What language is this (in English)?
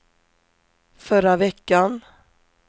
Swedish